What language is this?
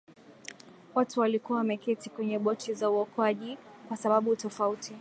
Swahili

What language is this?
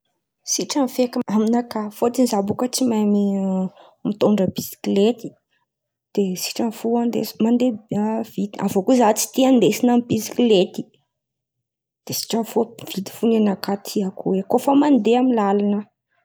Antankarana Malagasy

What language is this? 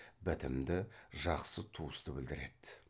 Kazakh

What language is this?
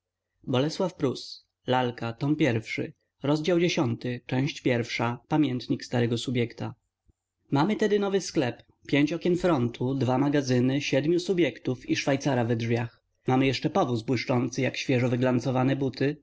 Polish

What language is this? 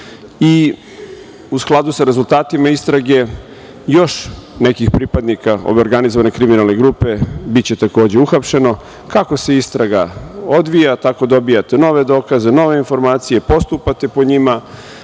Serbian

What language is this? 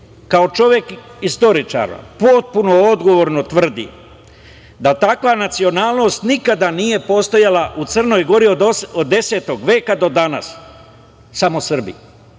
Serbian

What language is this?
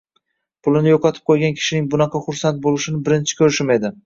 Uzbek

